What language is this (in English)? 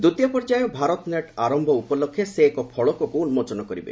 Odia